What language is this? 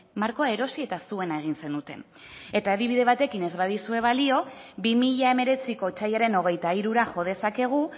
Basque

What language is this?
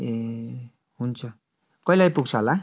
Nepali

